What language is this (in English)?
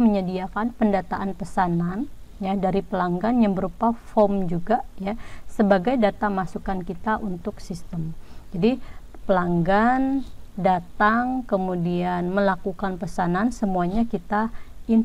Indonesian